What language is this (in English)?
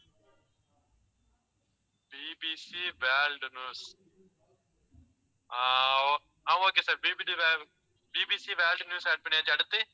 Tamil